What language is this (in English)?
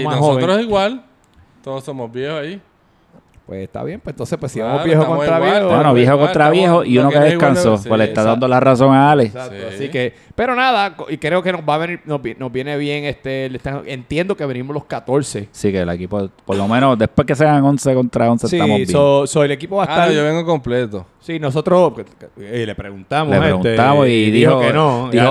Spanish